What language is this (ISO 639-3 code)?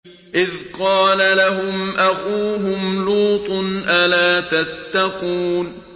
ara